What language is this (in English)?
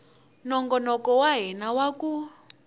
Tsonga